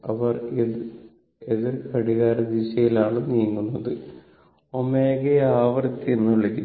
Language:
Malayalam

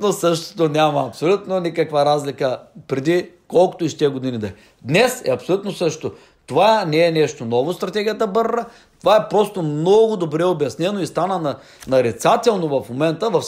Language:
Bulgarian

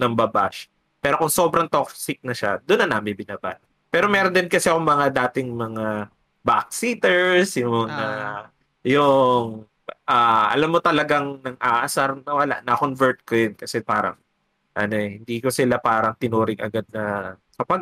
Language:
Filipino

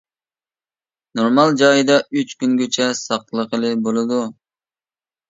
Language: Uyghur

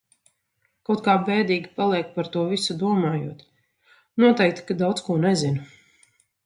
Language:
Latvian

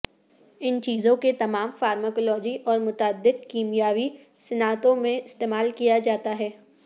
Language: Urdu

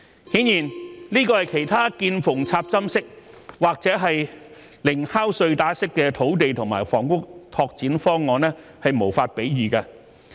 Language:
Cantonese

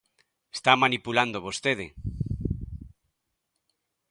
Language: Galician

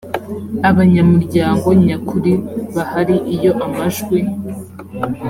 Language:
Kinyarwanda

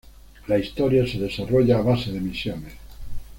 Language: Spanish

